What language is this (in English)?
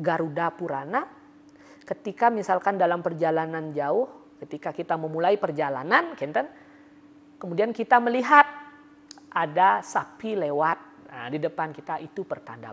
Indonesian